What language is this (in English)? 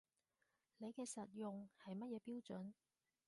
Cantonese